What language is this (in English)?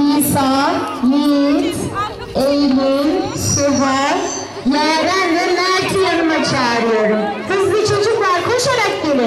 Turkish